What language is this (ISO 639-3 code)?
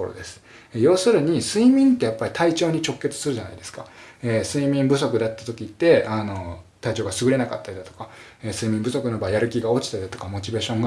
jpn